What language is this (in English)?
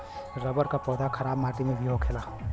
Bhojpuri